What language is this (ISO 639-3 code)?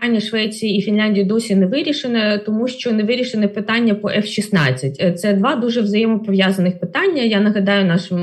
ukr